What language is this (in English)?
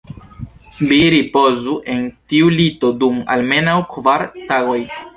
Esperanto